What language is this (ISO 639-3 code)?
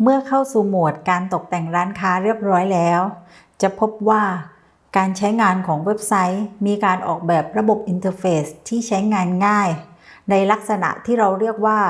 tha